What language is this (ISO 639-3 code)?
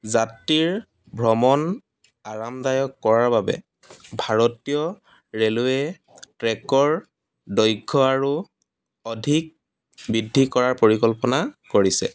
asm